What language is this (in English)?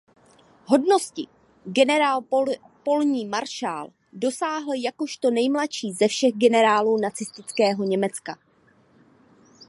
Czech